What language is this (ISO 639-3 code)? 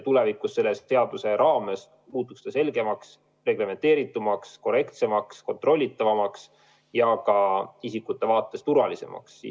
est